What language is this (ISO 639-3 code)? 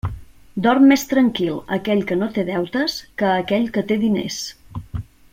cat